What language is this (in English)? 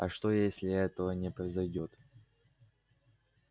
Russian